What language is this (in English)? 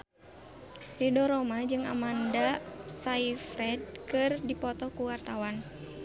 Sundanese